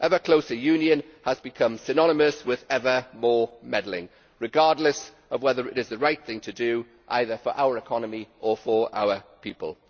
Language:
English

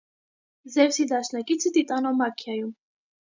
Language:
Armenian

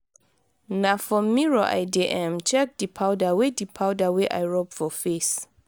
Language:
Nigerian Pidgin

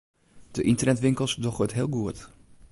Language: Western Frisian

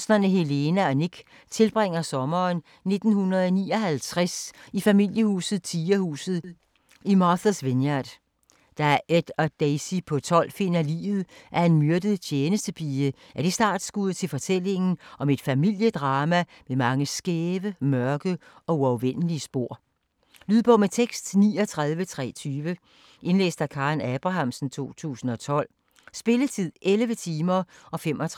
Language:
Danish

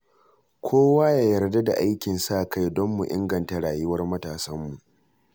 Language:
Hausa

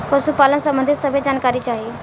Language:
Bhojpuri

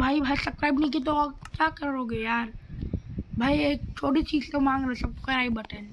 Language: Hindi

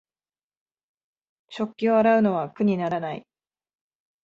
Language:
Japanese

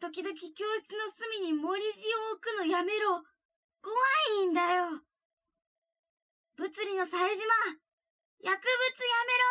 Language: Japanese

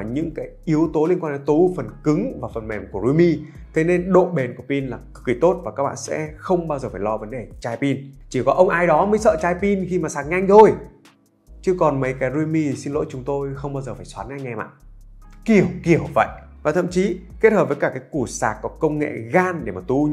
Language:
Vietnamese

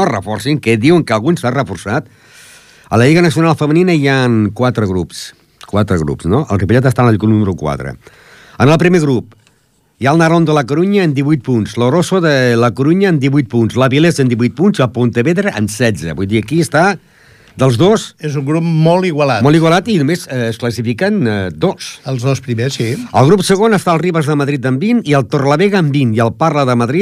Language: Italian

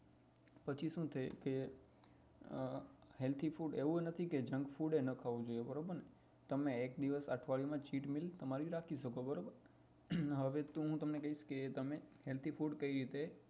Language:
Gujarati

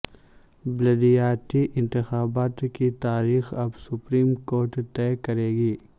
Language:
Urdu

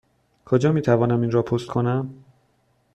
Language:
Persian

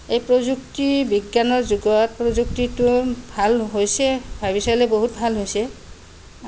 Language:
Assamese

